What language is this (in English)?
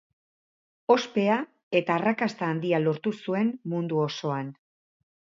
Basque